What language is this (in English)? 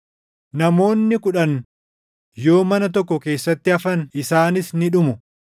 Oromo